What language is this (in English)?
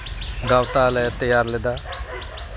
Santali